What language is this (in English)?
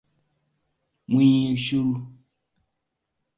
Hausa